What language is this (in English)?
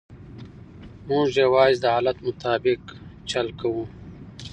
Pashto